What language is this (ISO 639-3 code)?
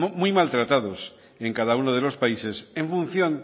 spa